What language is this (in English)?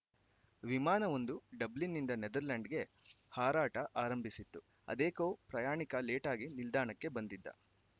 Kannada